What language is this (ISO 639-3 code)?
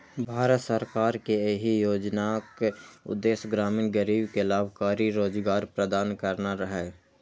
mai